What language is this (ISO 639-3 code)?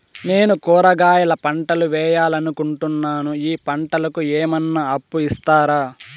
tel